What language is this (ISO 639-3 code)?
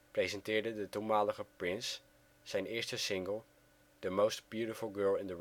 nld